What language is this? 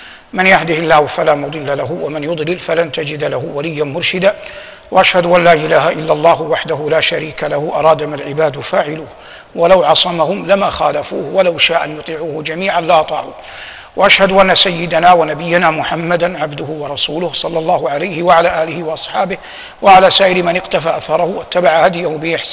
Arabic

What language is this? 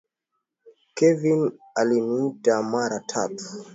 Swahili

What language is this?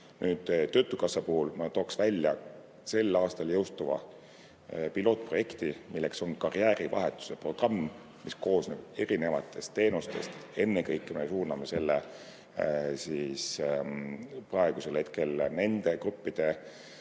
Estonian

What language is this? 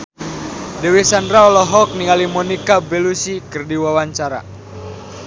Sundanese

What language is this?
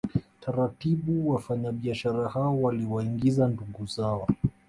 Swahili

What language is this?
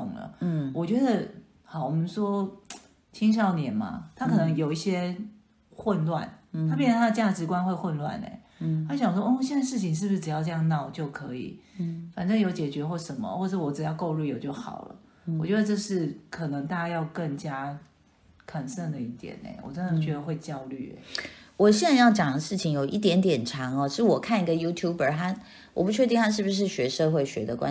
Chinese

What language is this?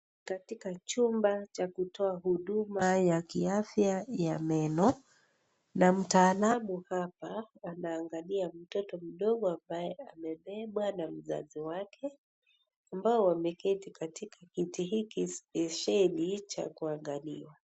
Swahili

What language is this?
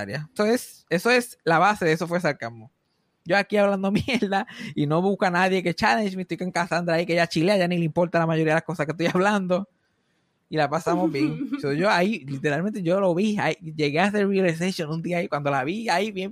Spanish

